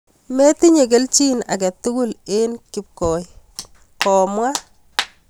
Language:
Kalenjin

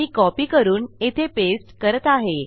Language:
Marathi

